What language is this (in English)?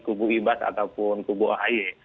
Indonesian